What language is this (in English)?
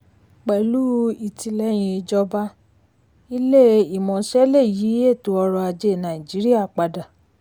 Yoruba